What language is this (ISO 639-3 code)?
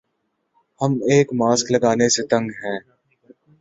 urd